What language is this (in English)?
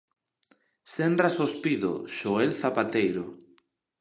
Galician